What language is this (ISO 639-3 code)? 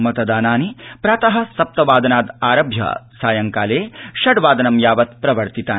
san